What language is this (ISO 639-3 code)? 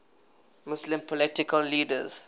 eng